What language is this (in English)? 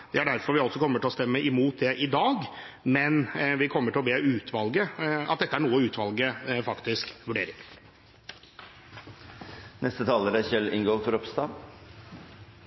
Norwegian Bokmål